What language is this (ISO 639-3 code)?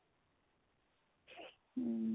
pan